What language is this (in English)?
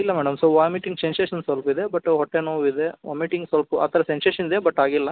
Kannada